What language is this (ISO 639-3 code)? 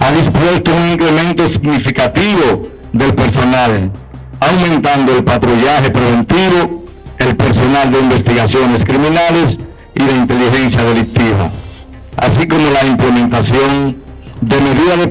spa